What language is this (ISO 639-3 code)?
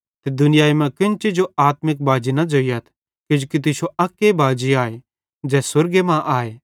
bhd